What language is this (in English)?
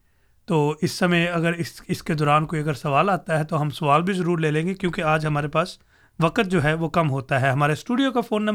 Urdu